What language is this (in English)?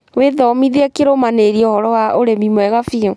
Kikuyu